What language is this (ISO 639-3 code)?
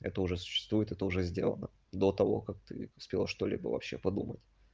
rus